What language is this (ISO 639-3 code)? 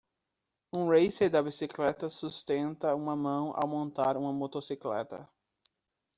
por